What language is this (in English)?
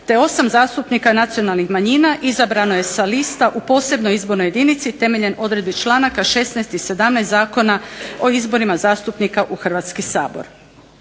Croatian